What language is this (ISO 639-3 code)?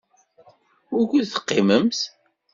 kab